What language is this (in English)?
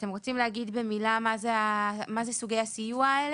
Hebrew